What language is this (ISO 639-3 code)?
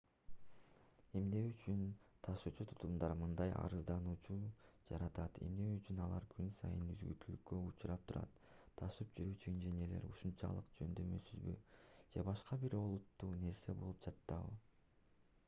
kir